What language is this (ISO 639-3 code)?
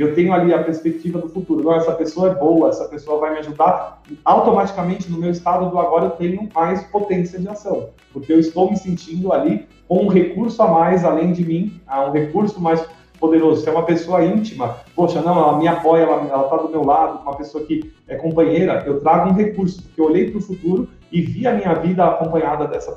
por